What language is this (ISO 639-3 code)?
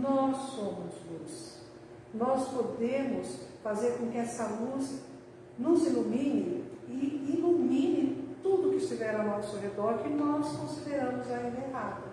por